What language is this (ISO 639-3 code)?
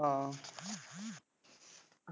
pan